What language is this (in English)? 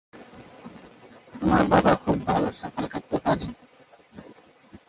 Bangla